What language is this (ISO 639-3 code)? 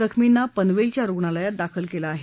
mar